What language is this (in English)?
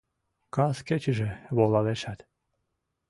Mari